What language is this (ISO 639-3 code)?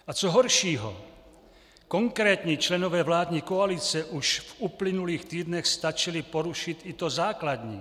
ces